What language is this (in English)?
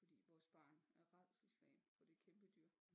Danish